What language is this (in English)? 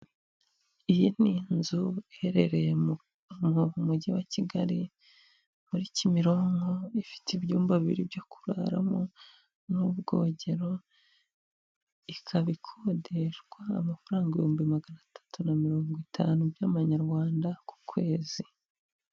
Kinyarwanda